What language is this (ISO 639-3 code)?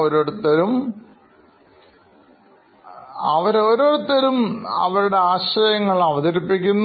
mal